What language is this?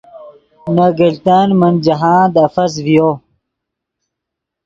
Yidgha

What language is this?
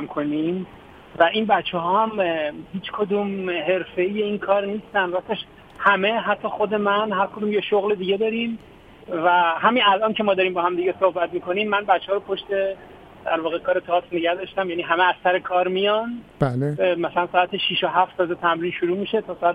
Persian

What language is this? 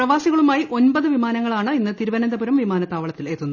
Malayalam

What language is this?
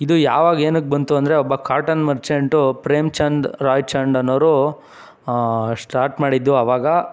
Kannada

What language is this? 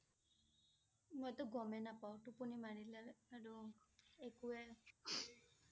Assamese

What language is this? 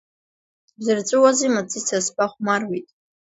Abkhazian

